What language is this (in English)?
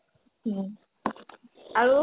Assamese